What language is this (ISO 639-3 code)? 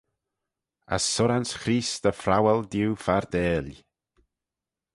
glv